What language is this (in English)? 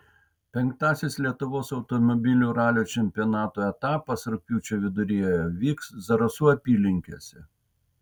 Lithuanian